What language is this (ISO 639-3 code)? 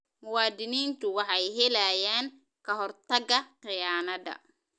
som